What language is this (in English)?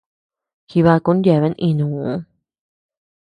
Tepeuxila Cuicatec